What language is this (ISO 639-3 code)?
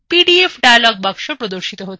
ben